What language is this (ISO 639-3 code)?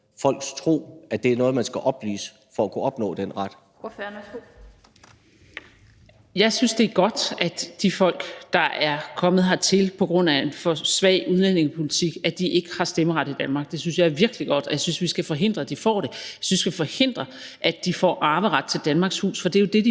dan